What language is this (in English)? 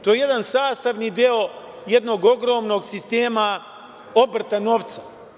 Serbian